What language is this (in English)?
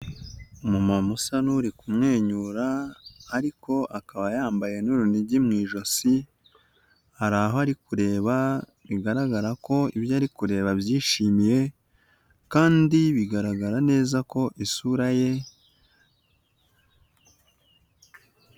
Kinyarwanda